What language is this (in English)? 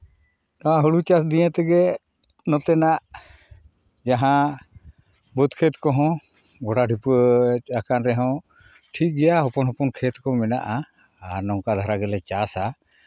Santali